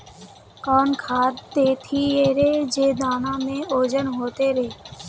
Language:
Magahi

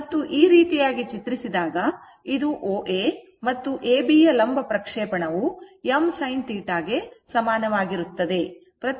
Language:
Kannada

